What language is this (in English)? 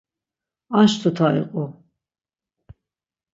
Laz